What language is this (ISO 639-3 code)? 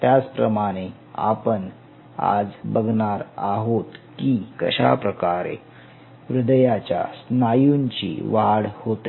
mar